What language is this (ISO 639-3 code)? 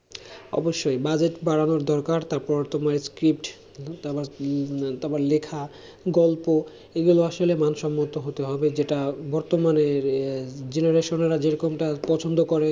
ben